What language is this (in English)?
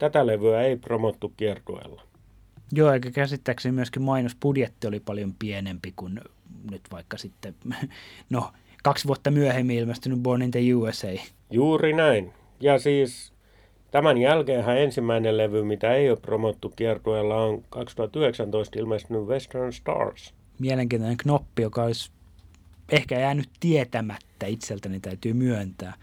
Finnish